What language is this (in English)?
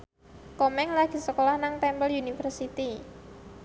Javanese